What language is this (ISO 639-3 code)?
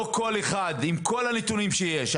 heb